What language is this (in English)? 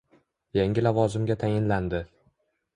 Uzbek